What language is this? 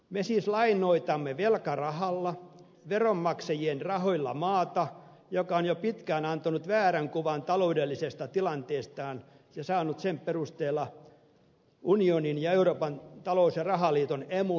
Finnish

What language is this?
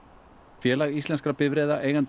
Icelandic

